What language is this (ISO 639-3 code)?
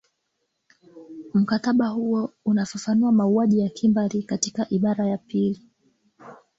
swa